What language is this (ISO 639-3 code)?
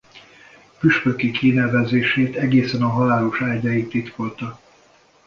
hun